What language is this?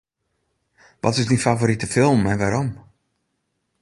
Western Frisian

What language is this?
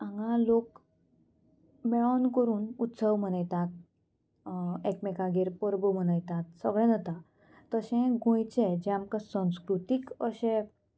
Konkani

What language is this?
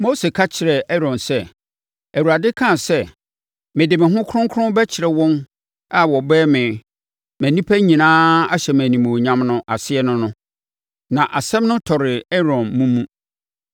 Akan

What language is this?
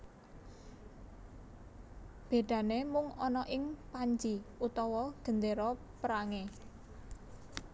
Javanese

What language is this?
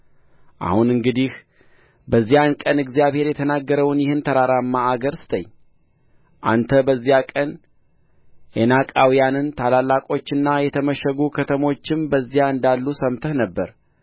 Amharic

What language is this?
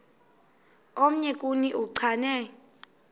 Xhosa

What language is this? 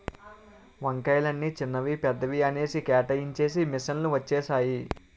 Telugu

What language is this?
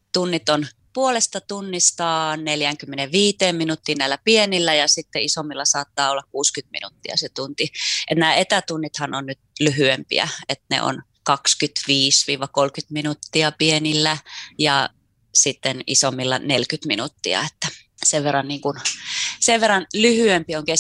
Finnish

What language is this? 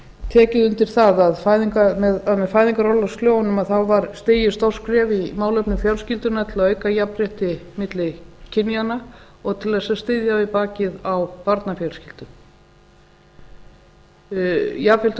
Icelandic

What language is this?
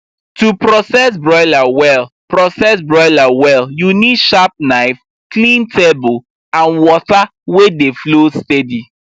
Nigerian Pidgin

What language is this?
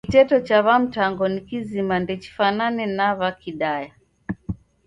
Taita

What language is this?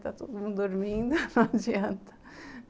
Portuguese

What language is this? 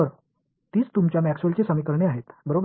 Marathi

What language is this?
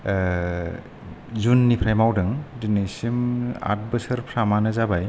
Bodo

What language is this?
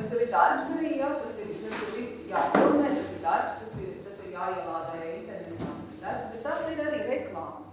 Portuguese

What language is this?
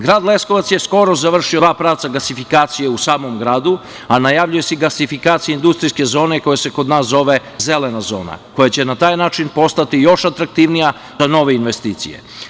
Serbian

